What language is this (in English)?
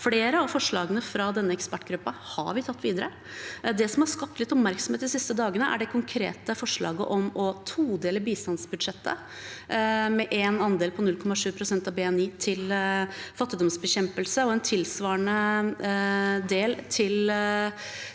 Norwegian